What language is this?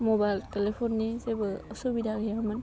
Bodo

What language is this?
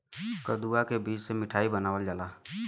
Bhojpuri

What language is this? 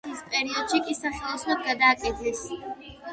Georgian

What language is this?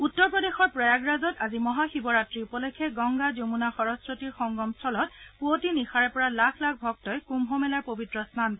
Assamese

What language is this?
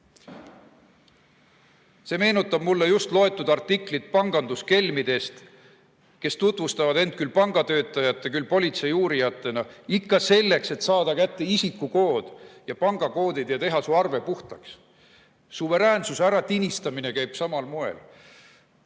Estonian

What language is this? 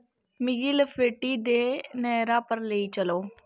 Dogri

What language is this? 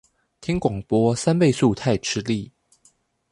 Chinese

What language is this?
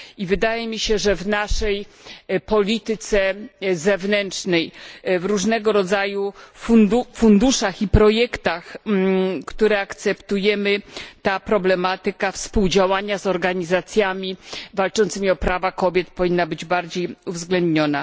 Polish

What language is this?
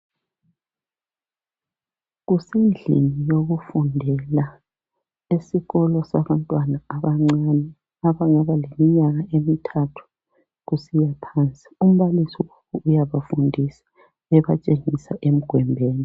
North Ndebele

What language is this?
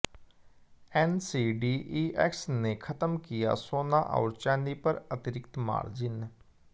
Hindi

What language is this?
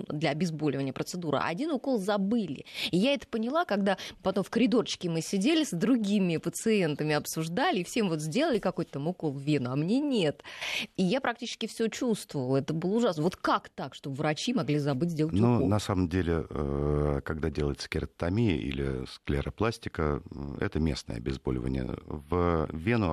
Russian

